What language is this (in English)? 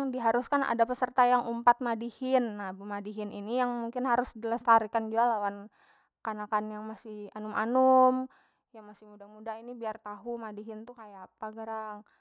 Banjar